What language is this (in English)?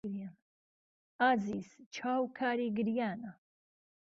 Central Kurdish